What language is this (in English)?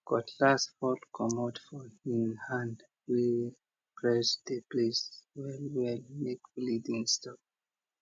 Nigerian Pidgin